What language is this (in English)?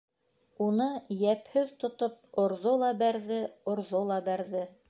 Bashkir